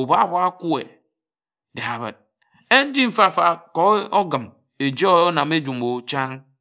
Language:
Ejagham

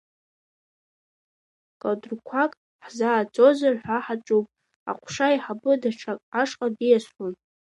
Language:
Abkhazian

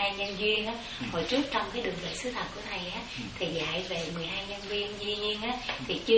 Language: Vietnamese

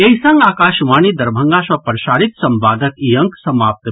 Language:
Maithili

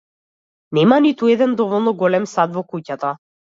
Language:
Macedonian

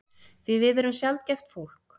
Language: Icelandic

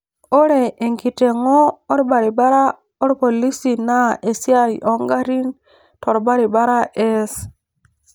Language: Masai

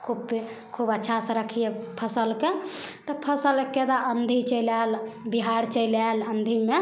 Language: Maithili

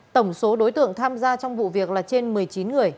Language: Vietnamese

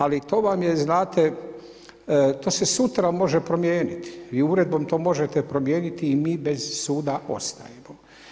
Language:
Croatian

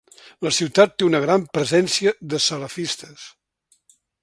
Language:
Catalan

